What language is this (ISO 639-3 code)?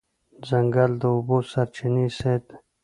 pus